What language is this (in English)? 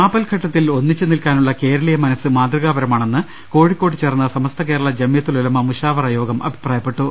Malayalam